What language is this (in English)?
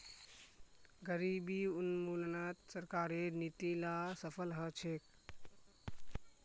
Magahi